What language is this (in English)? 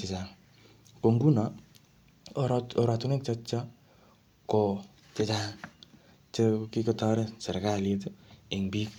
Kalenjin